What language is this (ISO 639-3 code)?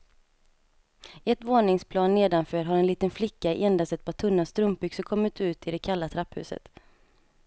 swe